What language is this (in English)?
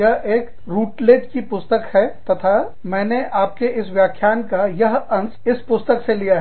Hindi